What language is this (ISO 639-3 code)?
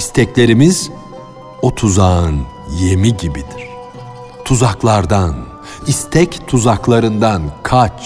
tur